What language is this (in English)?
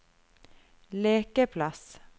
Norwegian